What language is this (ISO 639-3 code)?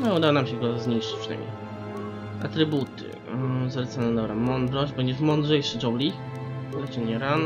pol